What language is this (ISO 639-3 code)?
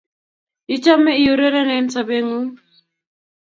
kln